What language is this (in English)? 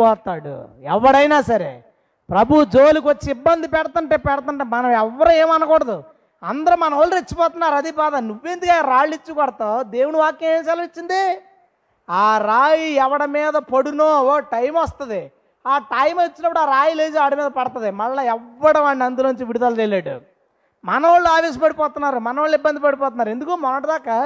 Telugu